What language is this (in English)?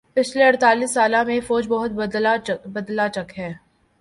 Urdu